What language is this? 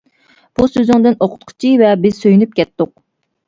Uyghur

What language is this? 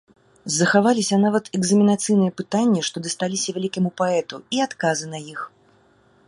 Belarusian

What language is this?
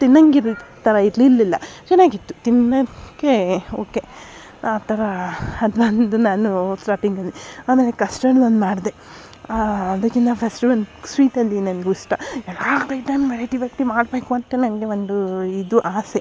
Kannada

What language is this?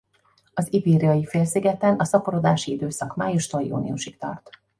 Hungarian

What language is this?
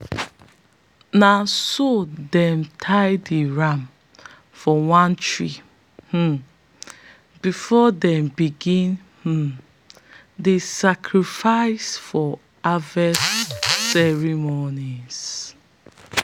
Nigerian Pidgin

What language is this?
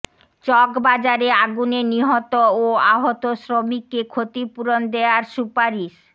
Bangla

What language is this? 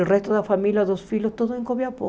Portuguese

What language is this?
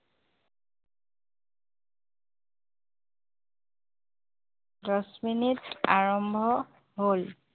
Assamese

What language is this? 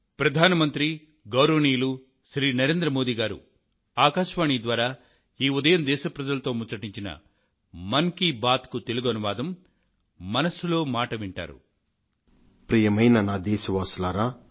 Telugu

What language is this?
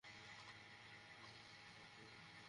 Bangla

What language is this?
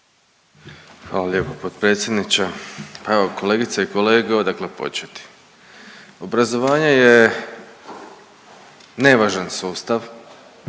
Croatian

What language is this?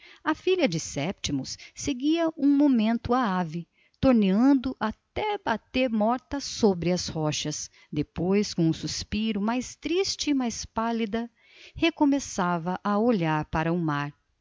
Portuguese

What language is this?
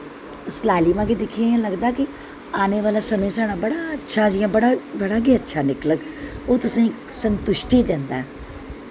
Dogri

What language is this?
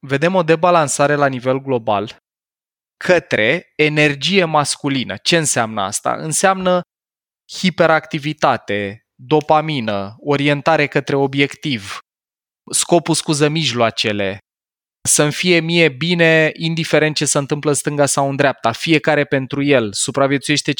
Romanian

